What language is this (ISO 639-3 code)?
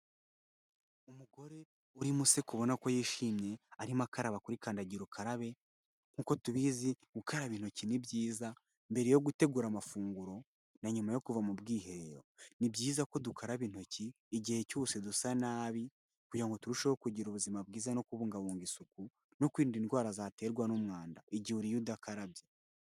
kin